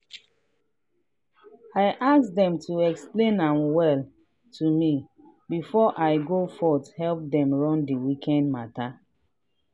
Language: Nigerian Pidgin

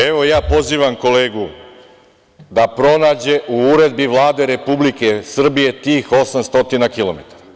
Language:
Serbian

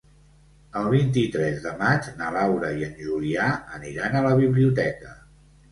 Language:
Catalan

